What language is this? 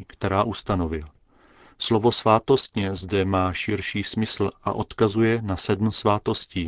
Czech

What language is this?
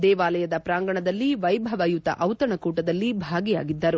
Kannada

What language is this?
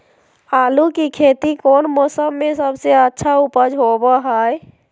Magahi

